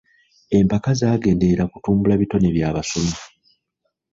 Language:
Ganda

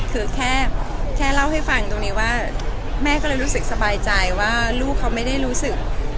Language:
Thai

